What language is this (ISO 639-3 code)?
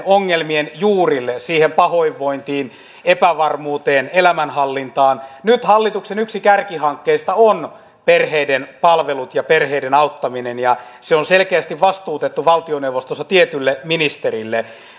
fin